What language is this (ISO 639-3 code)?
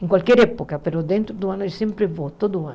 por